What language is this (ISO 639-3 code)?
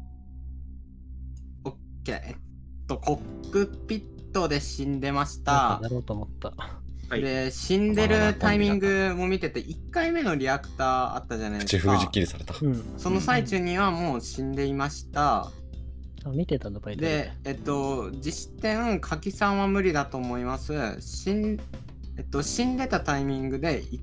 jpn